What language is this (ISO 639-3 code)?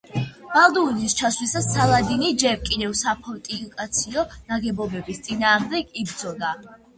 kat